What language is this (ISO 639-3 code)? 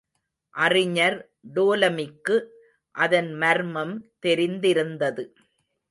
tam